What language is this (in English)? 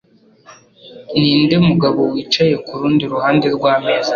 Kinyarwanda